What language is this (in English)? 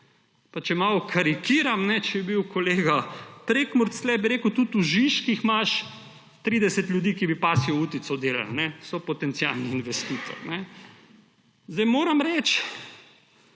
Slovenian